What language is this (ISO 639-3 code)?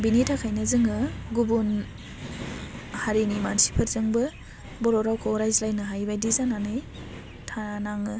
brx